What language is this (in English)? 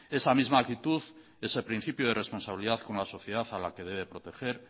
Spanish